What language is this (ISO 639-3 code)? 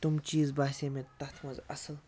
kas